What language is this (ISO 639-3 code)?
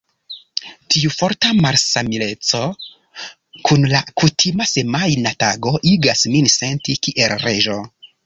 epo